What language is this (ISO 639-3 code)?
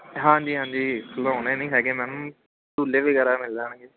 pan